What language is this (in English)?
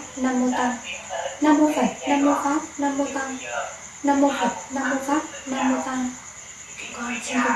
Vietnamese